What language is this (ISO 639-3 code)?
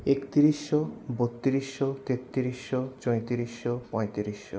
ben